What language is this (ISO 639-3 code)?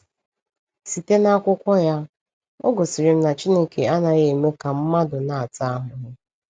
ibo